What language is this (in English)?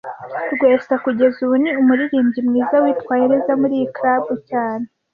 Kinyarwanda